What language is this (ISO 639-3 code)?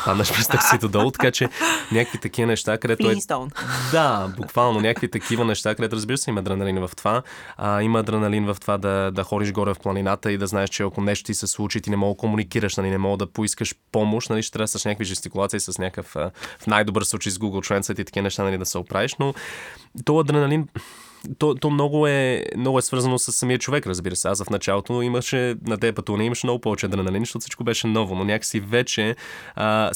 bul